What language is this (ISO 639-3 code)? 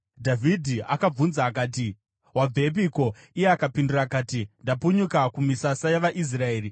sna